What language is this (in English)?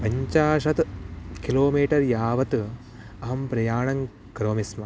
Sanskrit